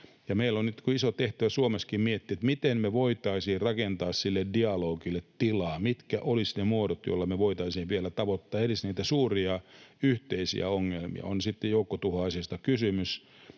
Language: Finnish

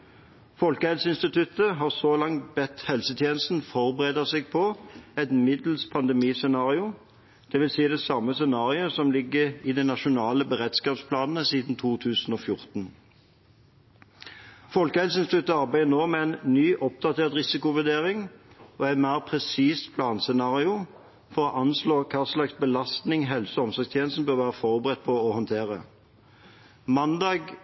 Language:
Norwegian Bokmål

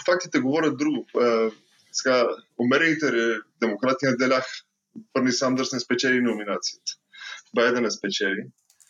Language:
Bulgarian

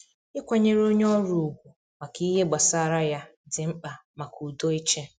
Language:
Igbo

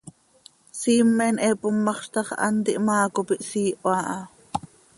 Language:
Seri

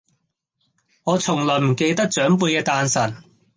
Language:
Cantonese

